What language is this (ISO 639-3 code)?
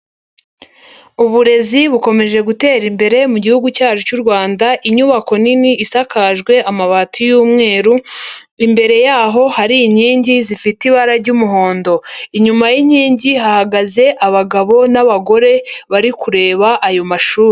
kin